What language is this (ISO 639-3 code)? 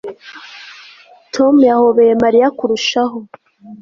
kin